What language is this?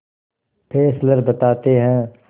Hindi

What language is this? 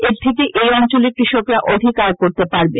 Bangla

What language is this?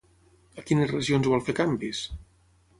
Catalan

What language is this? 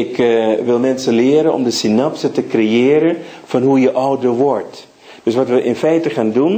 Dutch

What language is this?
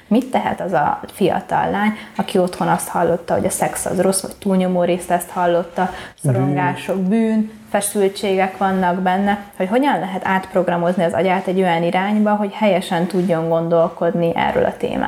Hungarian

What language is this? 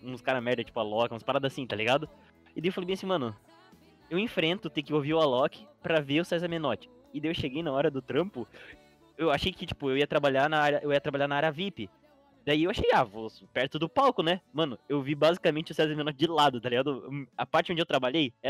Portuguese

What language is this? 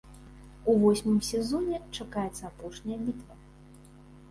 Belarusian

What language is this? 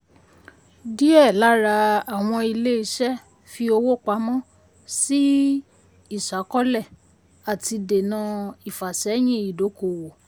Yoruba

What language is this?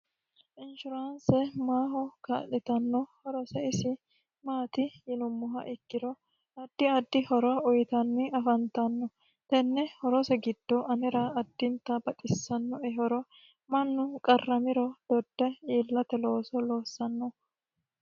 Sidamo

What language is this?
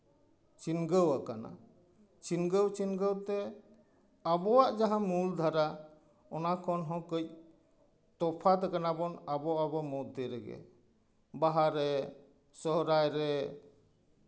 Santali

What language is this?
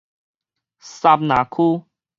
Min Nan Chinese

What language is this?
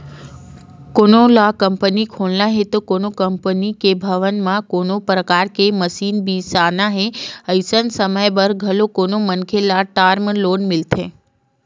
Chhattisgarhi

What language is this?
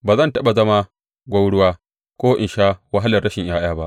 Hausa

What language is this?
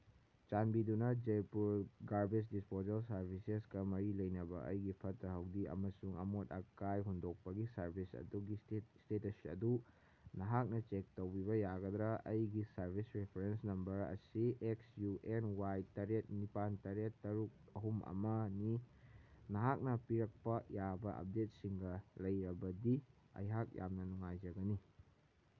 Manipuri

